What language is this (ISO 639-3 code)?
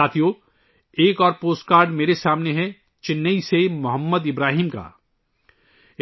urd